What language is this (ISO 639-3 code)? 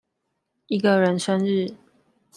zho